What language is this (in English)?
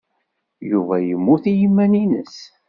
Kabyle